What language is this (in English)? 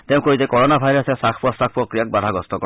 Assamese